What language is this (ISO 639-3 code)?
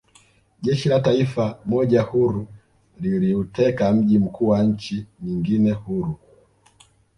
swa